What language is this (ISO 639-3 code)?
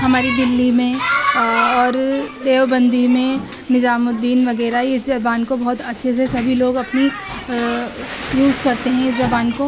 urd